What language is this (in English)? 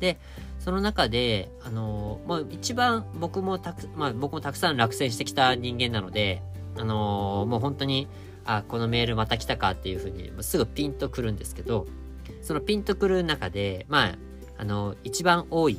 Japanese